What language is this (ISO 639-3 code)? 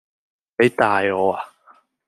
yue